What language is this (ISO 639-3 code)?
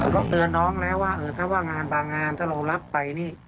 tha